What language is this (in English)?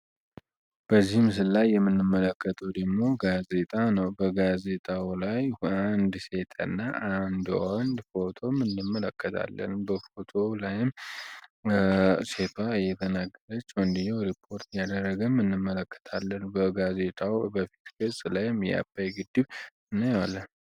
Amharic